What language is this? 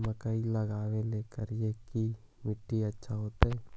Magahi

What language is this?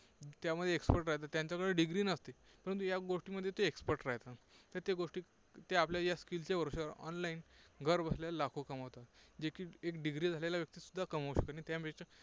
Marathi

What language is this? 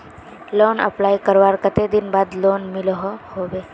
Magahi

